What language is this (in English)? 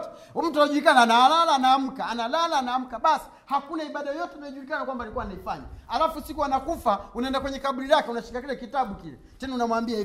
Swahili